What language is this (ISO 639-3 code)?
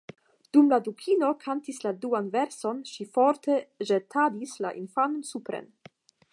epo